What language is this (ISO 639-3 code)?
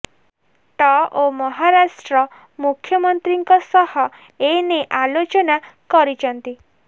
ori